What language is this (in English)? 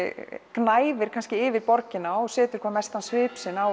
Icelandic